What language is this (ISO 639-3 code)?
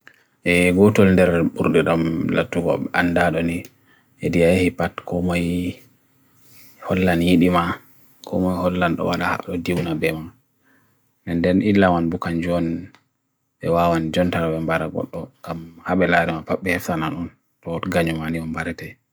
fui